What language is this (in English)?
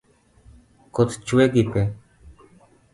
Luo (Kenya and Tanzania)